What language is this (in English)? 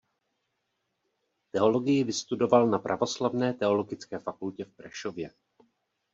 Czech